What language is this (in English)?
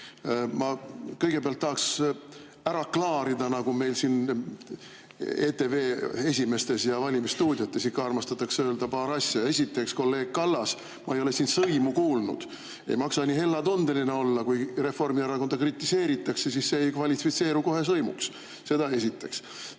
Estonian